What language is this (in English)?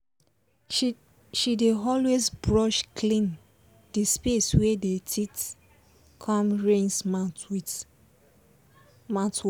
Nigerian Pidgin